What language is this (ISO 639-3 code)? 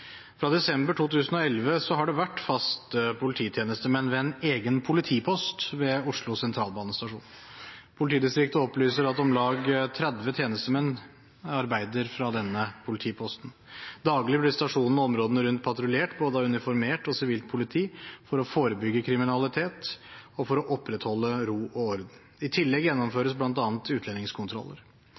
nob